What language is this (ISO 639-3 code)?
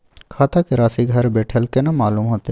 mai